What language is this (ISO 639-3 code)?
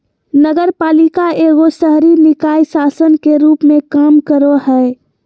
mag